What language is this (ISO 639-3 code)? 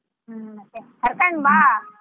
kan